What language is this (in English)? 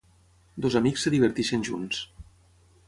Catalan